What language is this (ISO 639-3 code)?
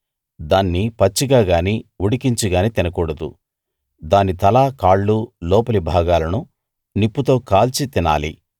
tel